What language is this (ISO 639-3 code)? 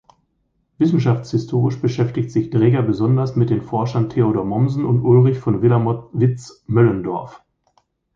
deu